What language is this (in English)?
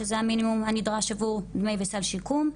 Hebrew